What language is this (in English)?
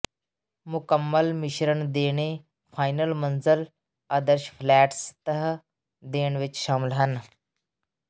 Punjabi